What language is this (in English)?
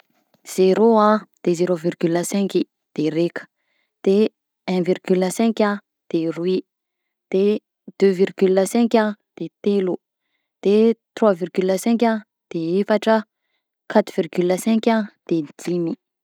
Southern Betsimisaraka Malagasy